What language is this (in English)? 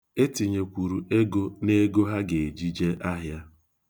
Igbo